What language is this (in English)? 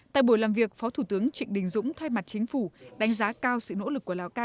Vietnamese